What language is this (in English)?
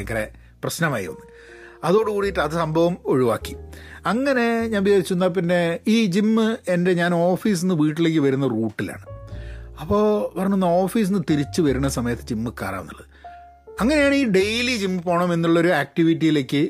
Malayalam